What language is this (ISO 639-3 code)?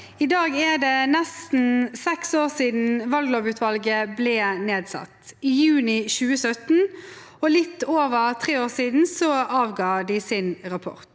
nor